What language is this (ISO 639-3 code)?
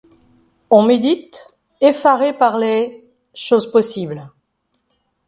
fra